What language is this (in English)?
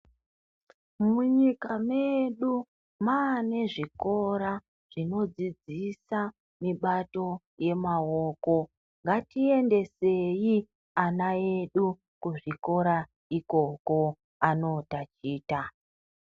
Ndau